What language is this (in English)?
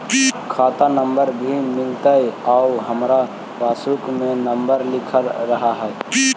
Magahi